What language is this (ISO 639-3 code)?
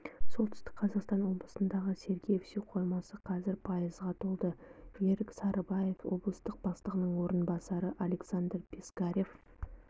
kaz